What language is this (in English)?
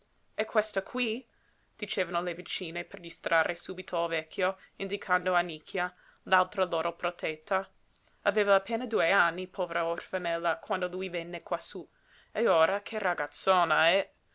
Italian